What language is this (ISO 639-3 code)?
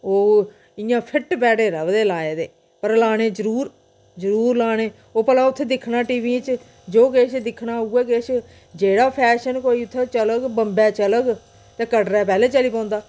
doi